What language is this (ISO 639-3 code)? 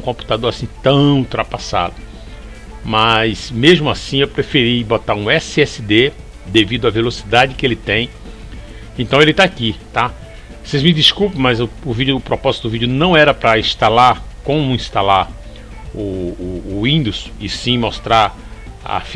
por